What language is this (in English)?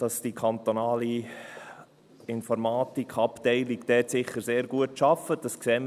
Swiss German